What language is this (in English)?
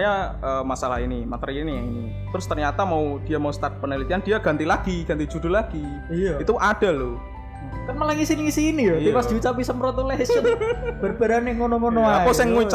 Indonesian